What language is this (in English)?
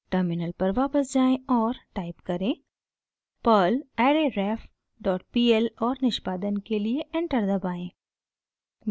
Hindi